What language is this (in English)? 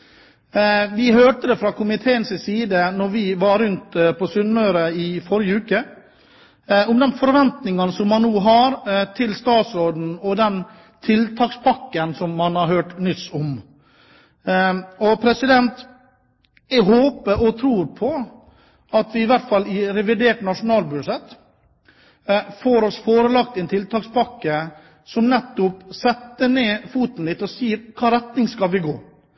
Norwegian Bokmål